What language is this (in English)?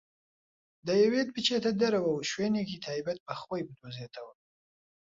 Central Kurdish